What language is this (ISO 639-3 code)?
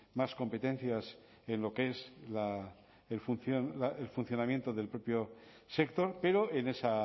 spa